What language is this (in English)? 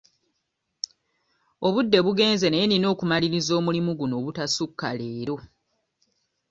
Ganda